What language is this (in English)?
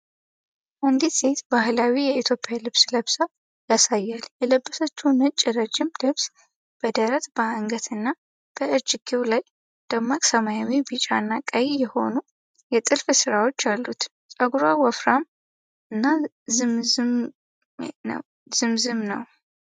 Amharic